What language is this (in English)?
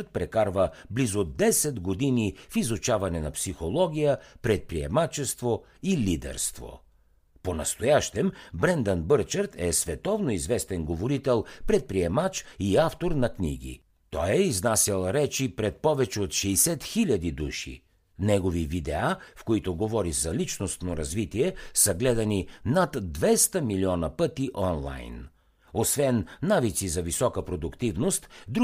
Bulgarian